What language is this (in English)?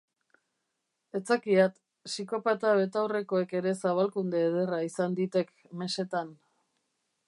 Basque